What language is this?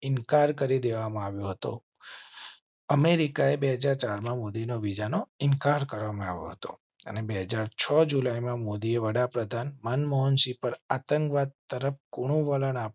Gujarati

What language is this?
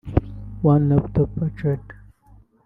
Kinyarwanda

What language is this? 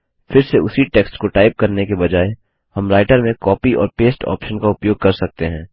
Hindi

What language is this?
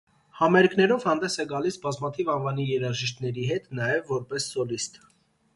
Armenian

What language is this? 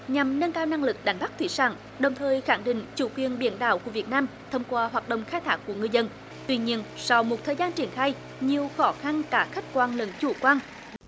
Vietnamese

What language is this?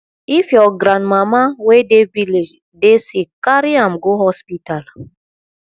Nigerian Pidgin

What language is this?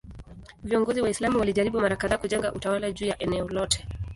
Swahili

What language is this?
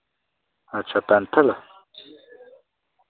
Dogri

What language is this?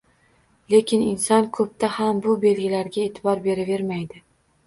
Uzbek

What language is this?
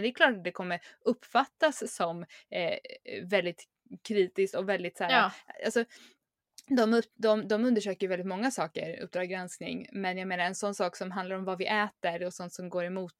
Swedish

